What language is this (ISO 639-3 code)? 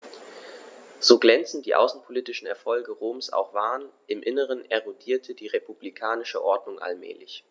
deu